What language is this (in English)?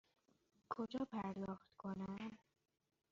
Persian